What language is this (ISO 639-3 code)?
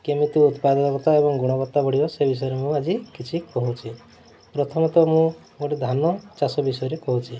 ori